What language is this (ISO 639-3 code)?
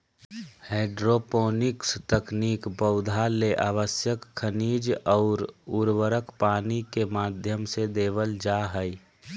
mag